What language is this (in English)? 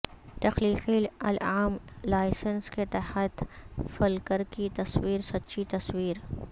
Urdu